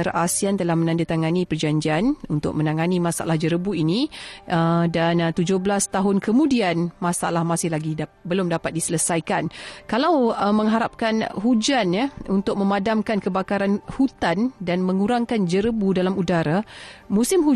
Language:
Malay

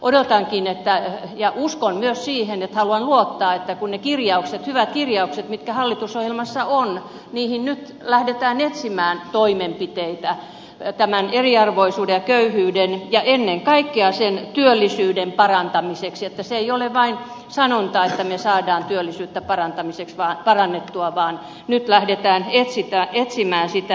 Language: Finnish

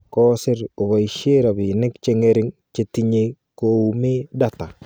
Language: Kalenjin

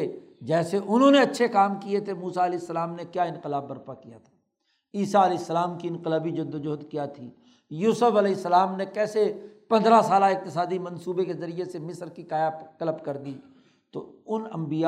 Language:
Urdu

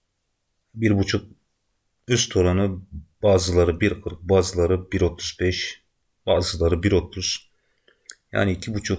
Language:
Turkish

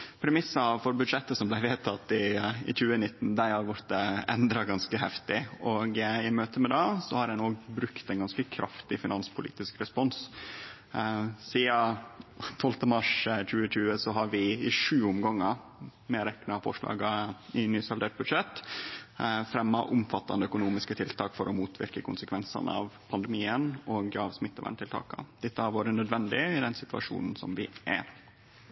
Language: Norwegian Nynorsk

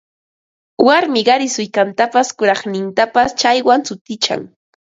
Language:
Ambo-Pasco Quechua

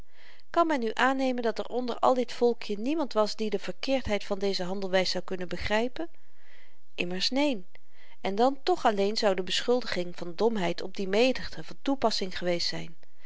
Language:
Dutch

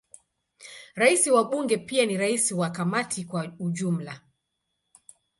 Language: Swahili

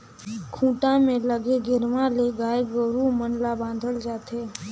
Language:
Chhattisgarhi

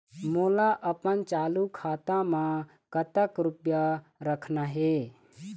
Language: Chhattisgarhi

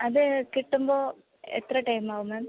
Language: Malayalam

